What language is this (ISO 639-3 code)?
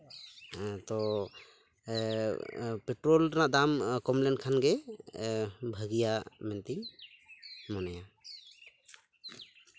sat